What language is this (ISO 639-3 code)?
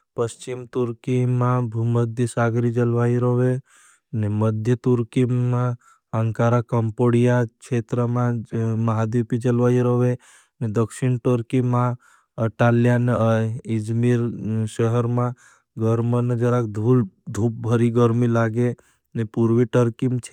bhb